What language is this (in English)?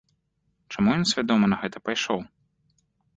Belarusian